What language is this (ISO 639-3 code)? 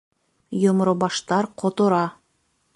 bak